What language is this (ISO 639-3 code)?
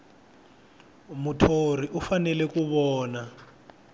tso